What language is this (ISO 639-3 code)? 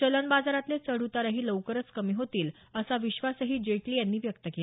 mar